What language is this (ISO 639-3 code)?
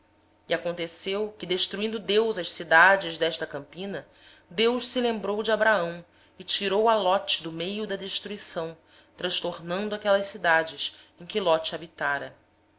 por